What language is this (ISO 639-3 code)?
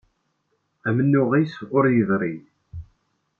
kab